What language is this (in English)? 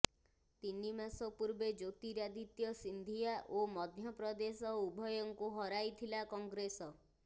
Odia